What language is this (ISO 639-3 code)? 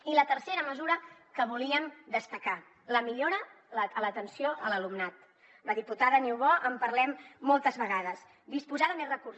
cat